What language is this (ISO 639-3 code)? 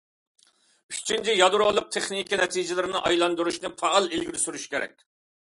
uig